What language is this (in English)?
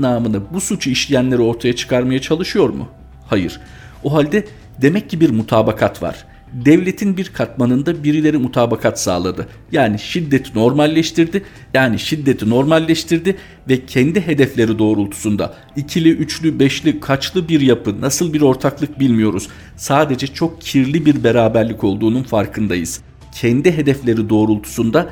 Turkish